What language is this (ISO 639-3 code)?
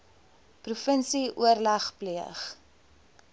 afr